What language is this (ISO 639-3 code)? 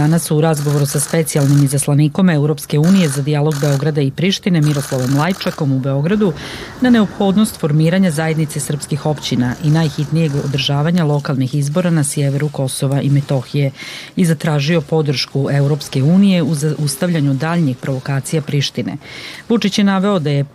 hrv